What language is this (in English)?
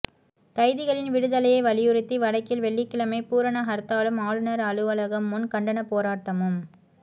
Tamil